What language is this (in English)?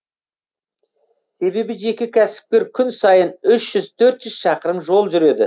Kazakh